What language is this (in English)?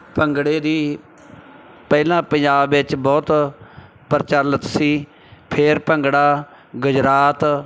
Punjabi